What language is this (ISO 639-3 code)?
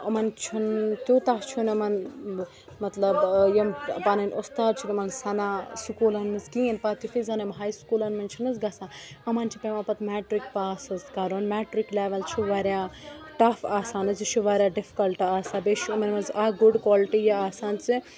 kas